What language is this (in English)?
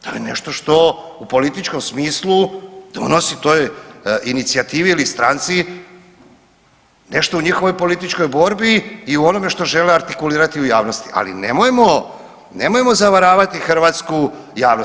Croatian